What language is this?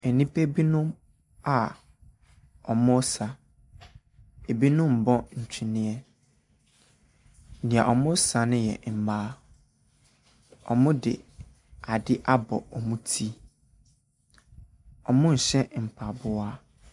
Akan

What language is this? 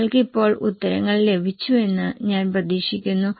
Malayalam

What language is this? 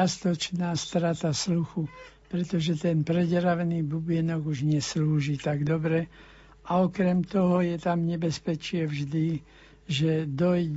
Slovak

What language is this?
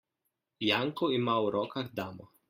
Slovenian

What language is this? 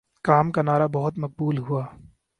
Urdu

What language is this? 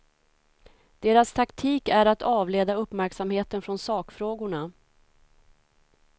Swedish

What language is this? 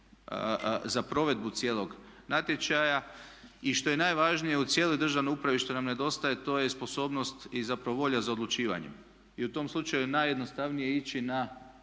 Croatian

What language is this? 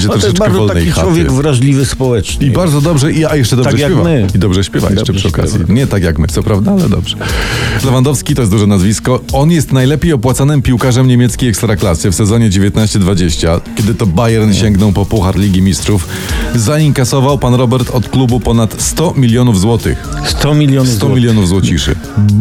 Polish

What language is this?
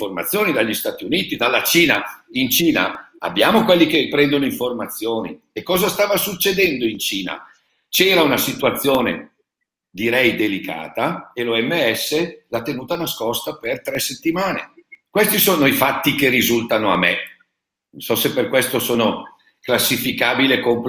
Italian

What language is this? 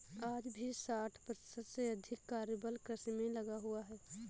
Hindi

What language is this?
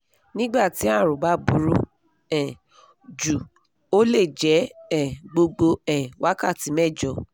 Yoruba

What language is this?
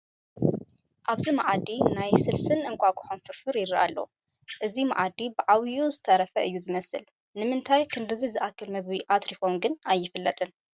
Tigrinya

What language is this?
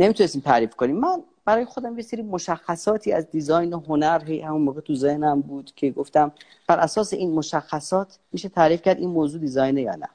Persian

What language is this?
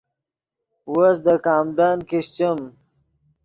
Yidgha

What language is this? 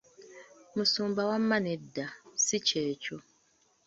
Ganda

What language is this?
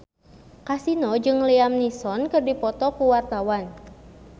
Sundanese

